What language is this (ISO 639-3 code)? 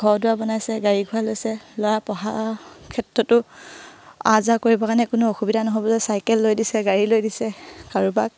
asm